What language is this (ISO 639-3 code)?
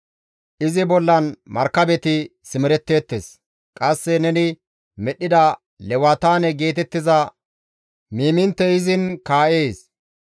gmv